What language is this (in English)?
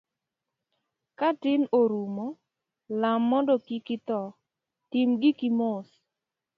Luo (Kenya and Tanzania)